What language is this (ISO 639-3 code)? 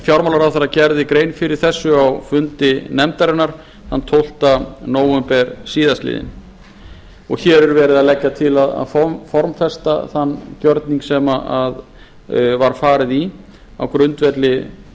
isl